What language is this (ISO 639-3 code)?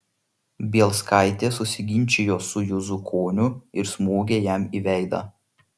lit